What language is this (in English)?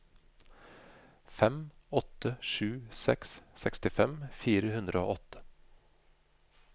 Norwegian